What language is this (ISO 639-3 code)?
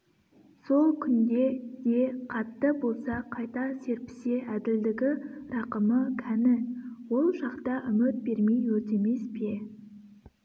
kaz